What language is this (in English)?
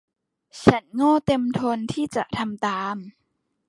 Thai